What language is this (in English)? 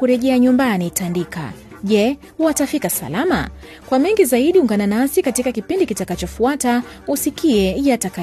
Swahili